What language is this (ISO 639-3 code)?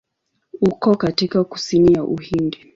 swa